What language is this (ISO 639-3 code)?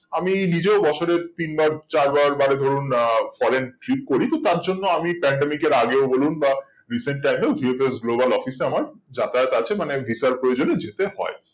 ben